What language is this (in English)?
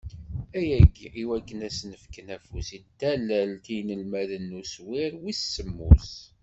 Kabyle